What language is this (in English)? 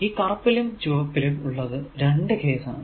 Malayalam